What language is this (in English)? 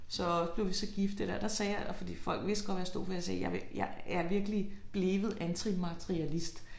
Danish